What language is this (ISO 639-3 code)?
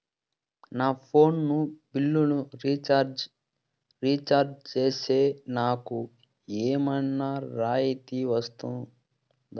tel